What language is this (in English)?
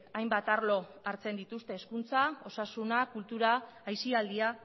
Basque